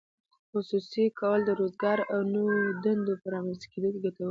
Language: Pashto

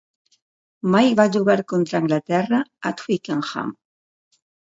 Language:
Catalan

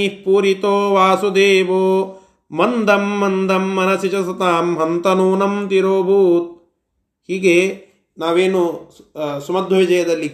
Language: Kannada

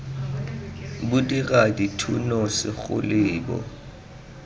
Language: Tswana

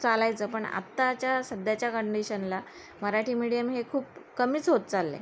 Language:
Marathi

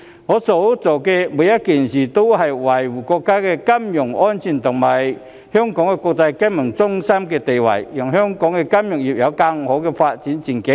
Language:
Cantonese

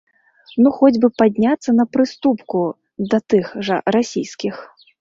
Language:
Belarusian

